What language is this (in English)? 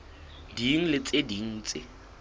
Southern Sotho